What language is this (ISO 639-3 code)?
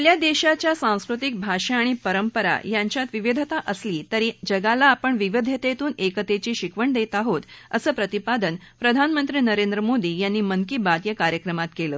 mar